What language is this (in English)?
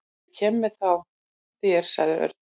Icelandic